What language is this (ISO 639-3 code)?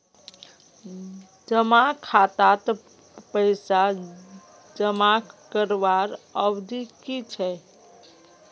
mag